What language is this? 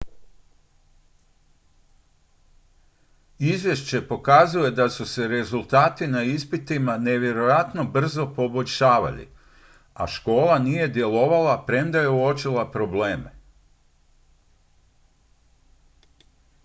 Croatian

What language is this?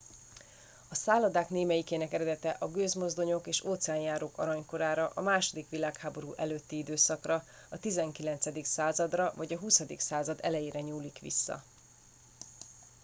Hungarian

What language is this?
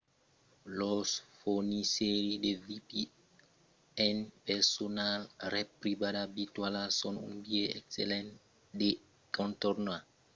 Occitan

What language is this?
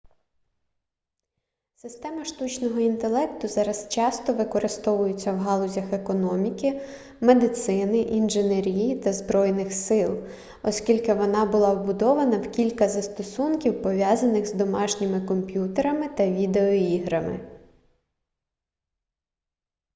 Ukrainian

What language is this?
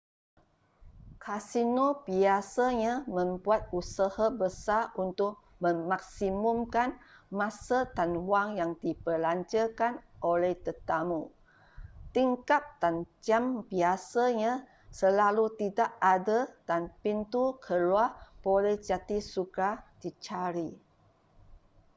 Malay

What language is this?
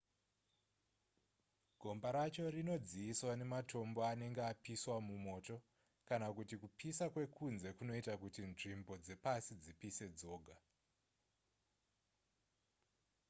Shona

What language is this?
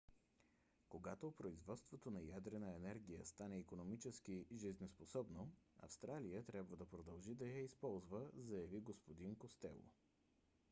Bulgarian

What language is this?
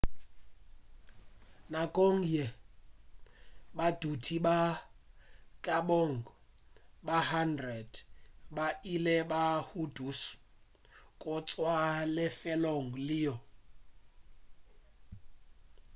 Northern Sotho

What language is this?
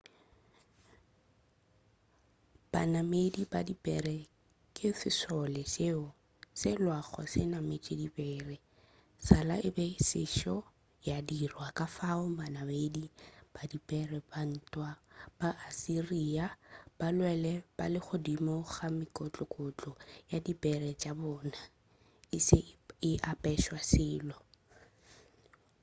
Northern Sotho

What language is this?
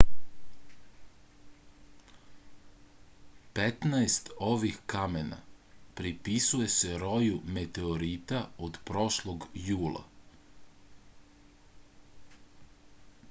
Serbian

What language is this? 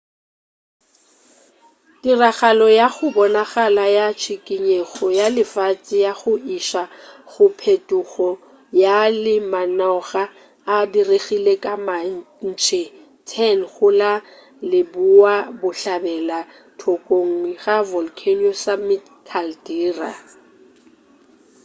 Northern Sotho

